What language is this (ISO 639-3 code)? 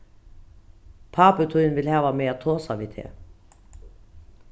fao